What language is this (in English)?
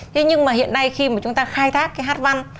Vietnamese